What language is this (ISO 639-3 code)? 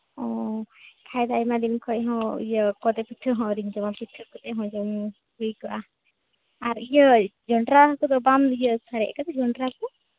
sat